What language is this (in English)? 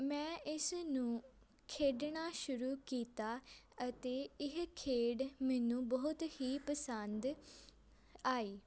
Punjabi